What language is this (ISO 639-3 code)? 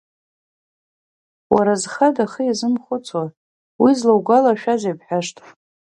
abk